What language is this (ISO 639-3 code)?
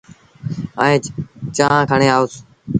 sbn